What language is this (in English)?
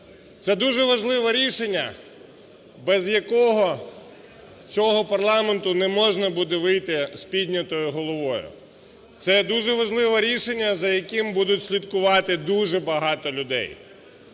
Ukrainian